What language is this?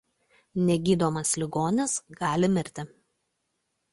Lithuanian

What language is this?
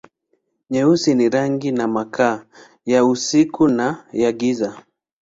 Swahili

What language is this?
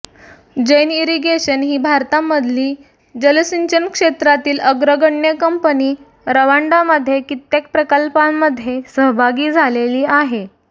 Marathi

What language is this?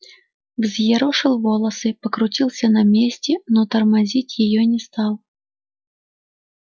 Russian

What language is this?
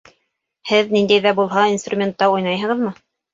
Bashkir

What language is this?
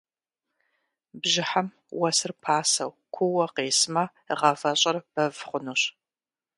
Kabardian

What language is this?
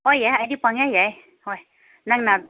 Manipuri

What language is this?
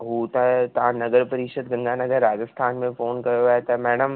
Sindhi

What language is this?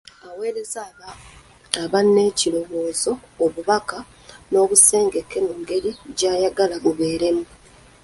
Ganda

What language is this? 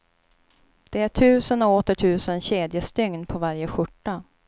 Swedish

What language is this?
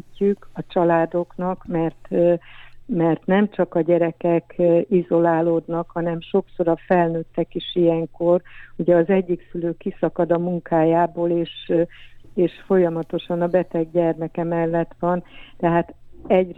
Hungarian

